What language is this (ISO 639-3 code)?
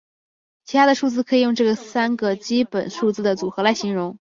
zho